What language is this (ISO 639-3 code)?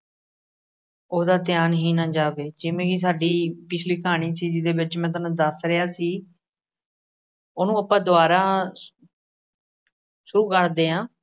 pan